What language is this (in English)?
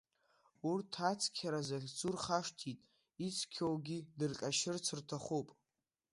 Abkhazian